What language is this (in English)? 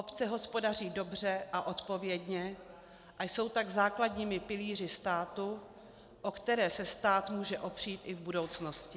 Czech